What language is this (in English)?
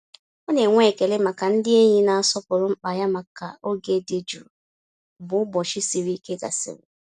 Igbo